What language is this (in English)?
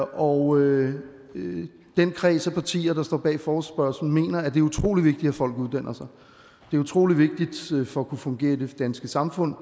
Danish